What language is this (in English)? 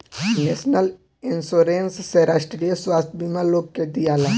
Bhojpuri